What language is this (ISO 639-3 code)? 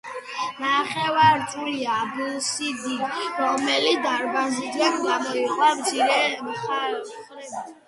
kat